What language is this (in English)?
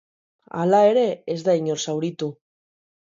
Basque